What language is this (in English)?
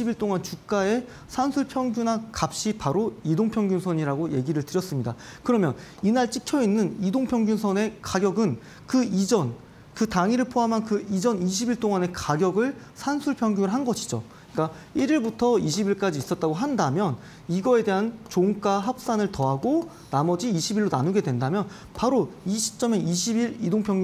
Korean